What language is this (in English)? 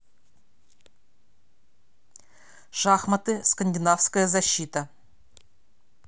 Russian